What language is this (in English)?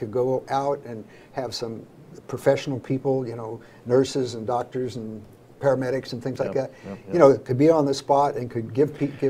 English